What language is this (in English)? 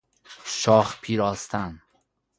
Persian